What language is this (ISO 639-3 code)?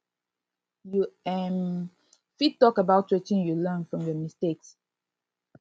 pcm